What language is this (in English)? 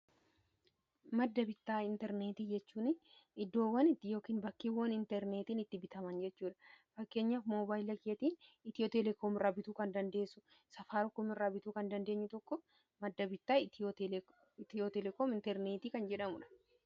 Oromo